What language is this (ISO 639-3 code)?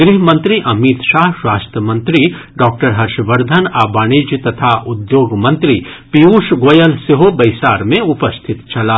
mai